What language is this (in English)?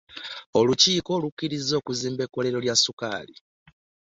Ganda